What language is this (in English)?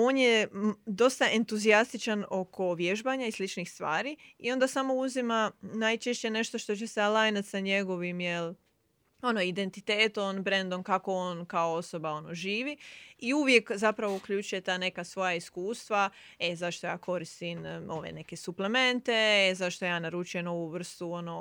Croatian